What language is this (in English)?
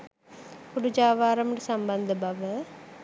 Sinhala